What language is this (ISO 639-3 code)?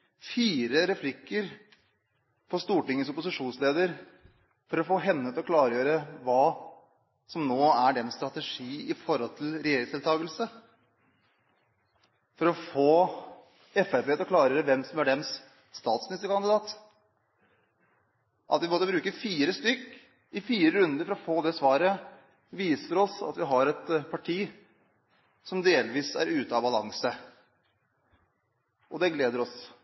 nob